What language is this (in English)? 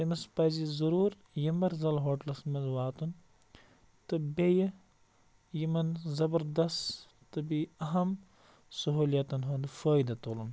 Kashmiri